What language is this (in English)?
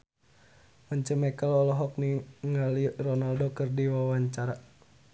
Sundanese